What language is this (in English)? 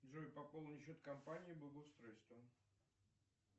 Russian